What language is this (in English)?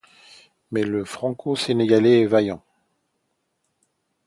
French